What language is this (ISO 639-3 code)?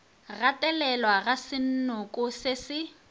nso